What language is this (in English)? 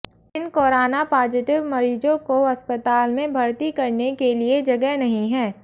Hindi